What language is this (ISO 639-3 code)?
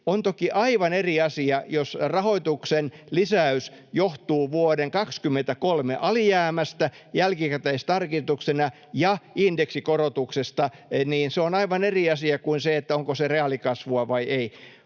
fin